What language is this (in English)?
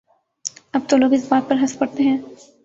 Urdu